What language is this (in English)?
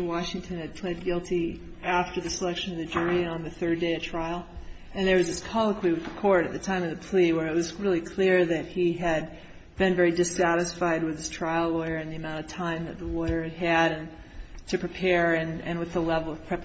English